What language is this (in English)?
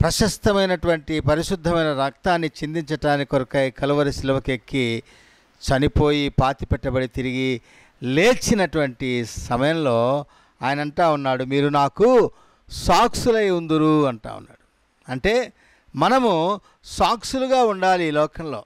Telugu